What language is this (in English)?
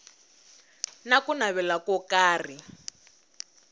Tsonga